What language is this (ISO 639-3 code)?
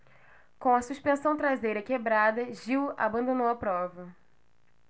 por